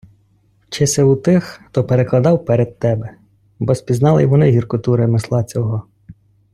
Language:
Ukrainian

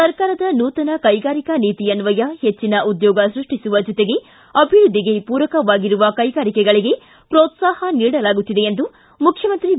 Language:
Kannada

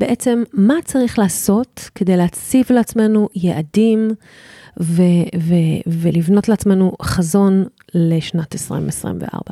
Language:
Hebrew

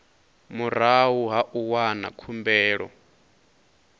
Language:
Venda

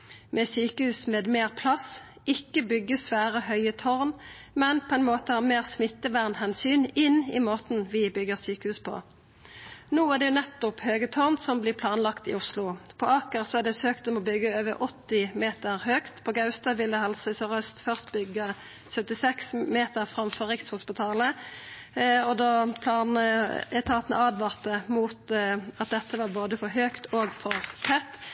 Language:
Norwegian Nynorsk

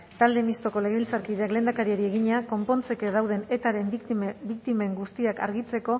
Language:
Basque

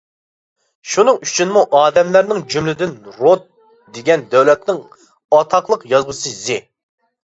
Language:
Uyghur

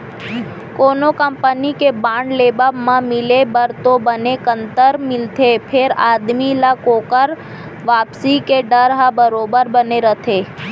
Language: Chhattisgarhi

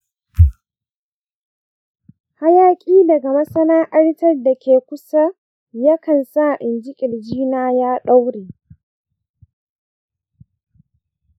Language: Hausa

